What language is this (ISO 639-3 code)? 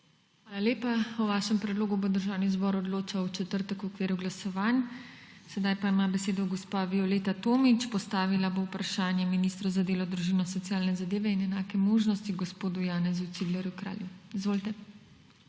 slv